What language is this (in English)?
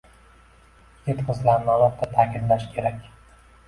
Uzbek